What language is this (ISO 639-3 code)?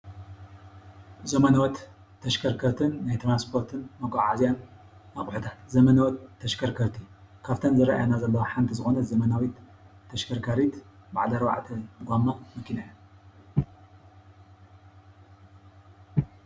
tir